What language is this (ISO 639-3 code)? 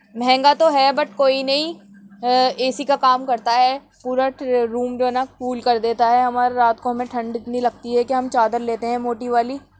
urd